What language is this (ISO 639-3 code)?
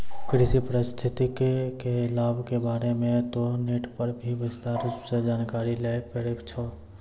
mai